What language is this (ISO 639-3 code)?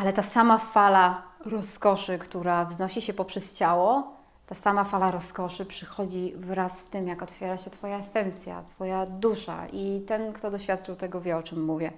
pol